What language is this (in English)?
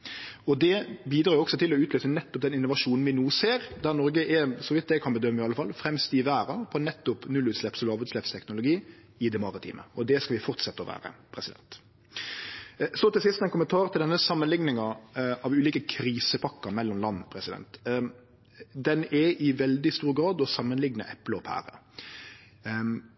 Norwegian Nynorsk